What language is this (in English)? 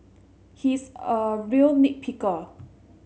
English